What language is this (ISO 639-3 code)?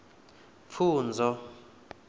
ven